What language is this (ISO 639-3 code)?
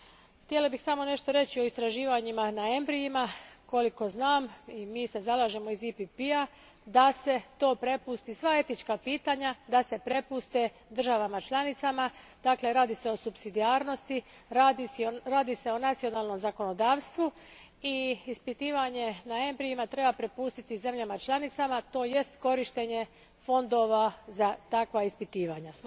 hrv